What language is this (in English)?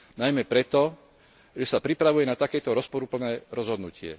Slovak